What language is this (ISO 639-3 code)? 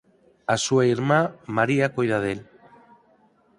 glg